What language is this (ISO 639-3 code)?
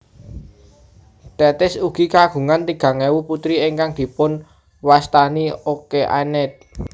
jav